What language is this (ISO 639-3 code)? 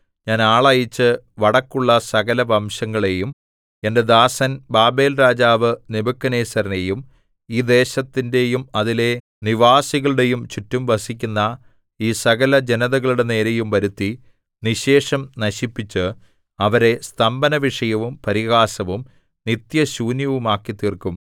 mal